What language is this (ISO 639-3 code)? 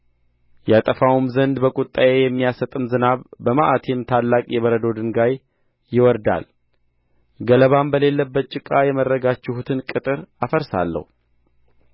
amh